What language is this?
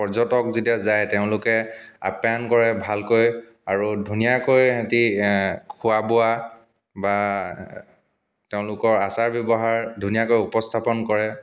Assamese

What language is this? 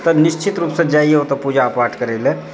Maithili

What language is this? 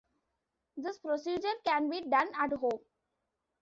English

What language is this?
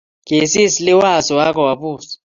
Kalenjin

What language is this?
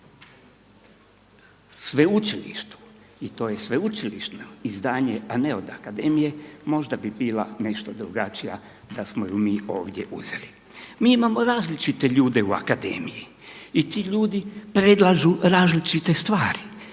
Croatian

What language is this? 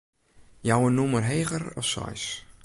Western Frisian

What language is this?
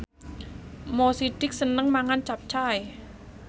Javanese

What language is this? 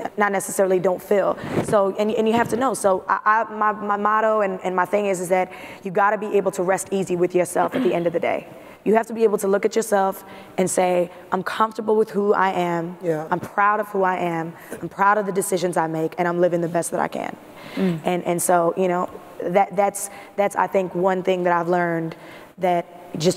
English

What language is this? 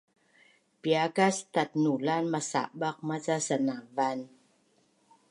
Bunun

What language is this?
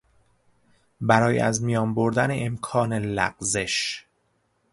Persian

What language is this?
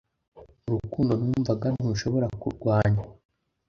Kinyarwanda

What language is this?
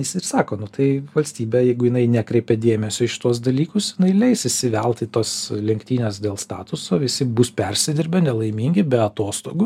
Lithuanian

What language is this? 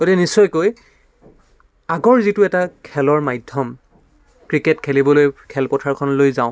Assamese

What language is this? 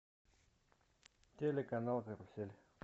Russian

